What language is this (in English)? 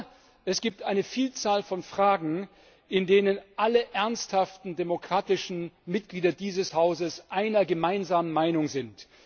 German